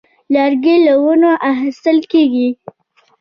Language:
Pashto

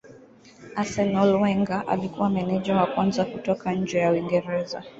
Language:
Swahili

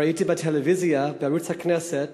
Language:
Hebrew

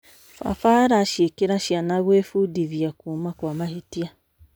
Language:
Kikuyu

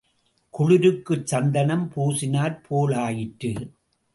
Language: Tamil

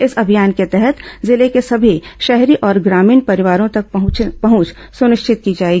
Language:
Hindi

